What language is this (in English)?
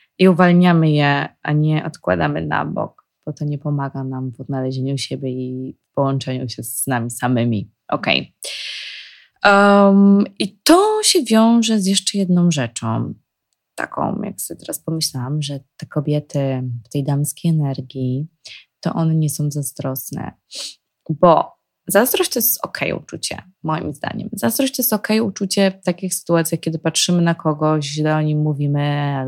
Polish